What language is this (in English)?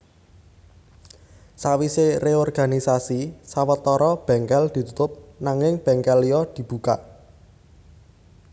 Javanese